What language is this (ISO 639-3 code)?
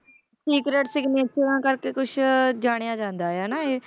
pan